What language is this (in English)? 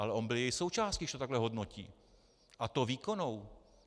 Czech